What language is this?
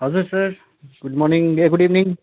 Nepali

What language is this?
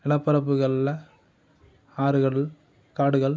Tamil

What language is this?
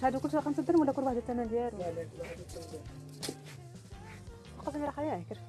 Arabic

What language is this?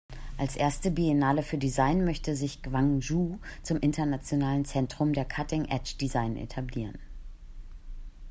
German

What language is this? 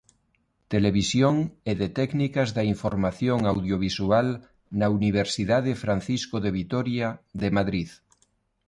Galician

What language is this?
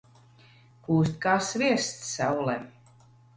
Latvian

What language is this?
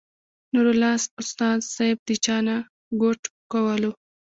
Pashto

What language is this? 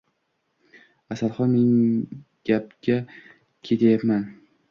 Uzbek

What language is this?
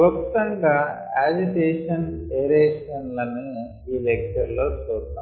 Telugu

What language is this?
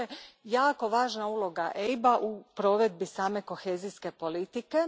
Croatian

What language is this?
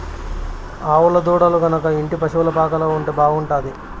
Telugu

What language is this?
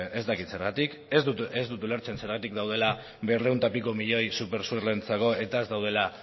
Basque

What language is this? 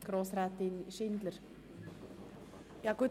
Swiss German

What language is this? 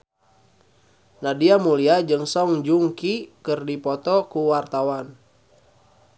Sundanese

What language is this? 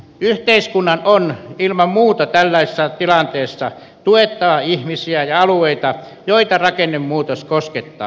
Finnish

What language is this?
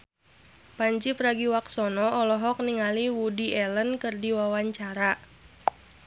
Sundanese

